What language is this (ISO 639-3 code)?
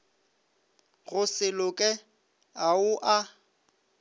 nso